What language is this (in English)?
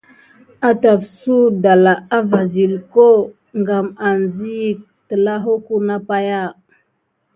Gidar